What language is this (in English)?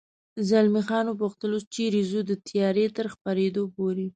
Pashto